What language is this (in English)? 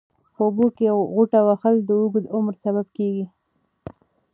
Pashto